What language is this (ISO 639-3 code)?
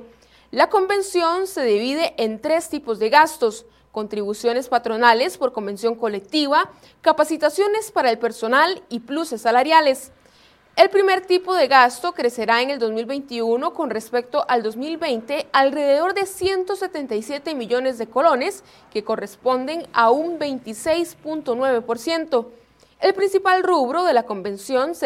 spa